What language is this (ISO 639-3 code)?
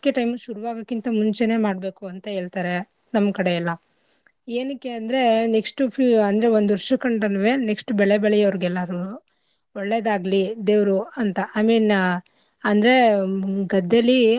kan